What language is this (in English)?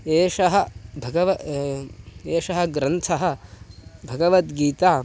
Sanskrit